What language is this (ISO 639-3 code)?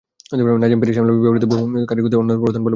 ben